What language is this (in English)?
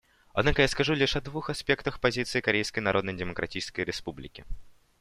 Russian